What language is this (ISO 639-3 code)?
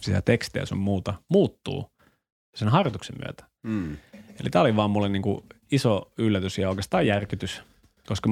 fin